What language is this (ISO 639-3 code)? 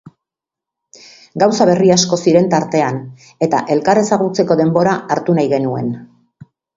eus